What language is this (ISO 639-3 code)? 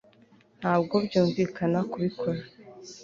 kin